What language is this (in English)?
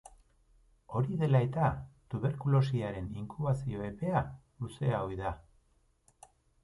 Basque